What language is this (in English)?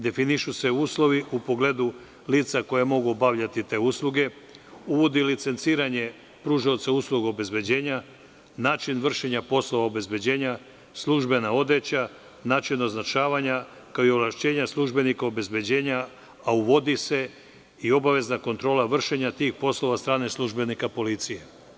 Serbian